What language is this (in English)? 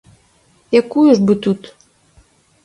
Belarusian